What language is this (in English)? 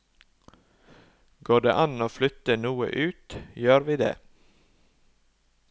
Norwegian